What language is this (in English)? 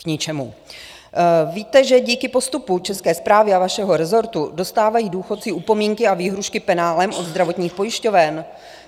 Czech